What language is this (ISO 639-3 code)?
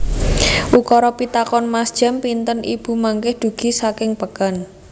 jav